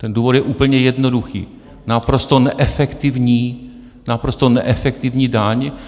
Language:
Czech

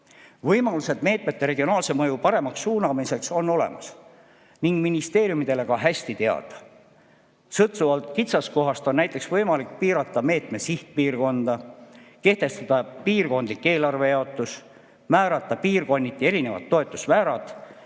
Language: Estonian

